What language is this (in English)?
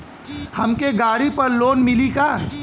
Bhojpuri